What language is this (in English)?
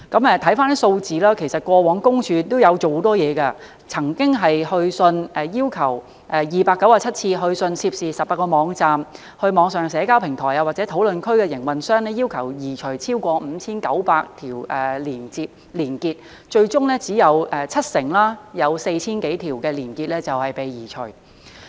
Cantonese